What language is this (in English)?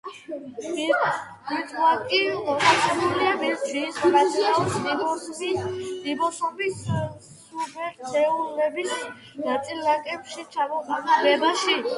Georgian